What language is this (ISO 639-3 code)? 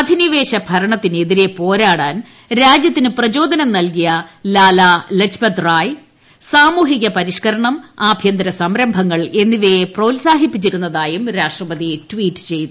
mal